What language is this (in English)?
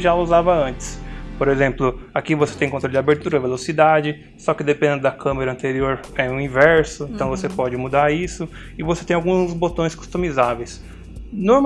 Portuguese